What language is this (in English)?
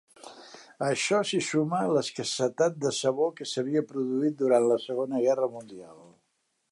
Catalan